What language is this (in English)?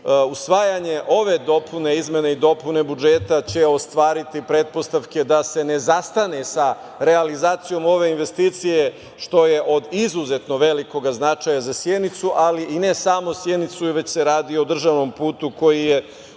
Serbian